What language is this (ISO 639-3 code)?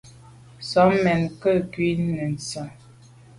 byv